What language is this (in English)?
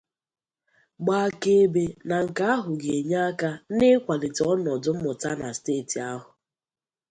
Igbo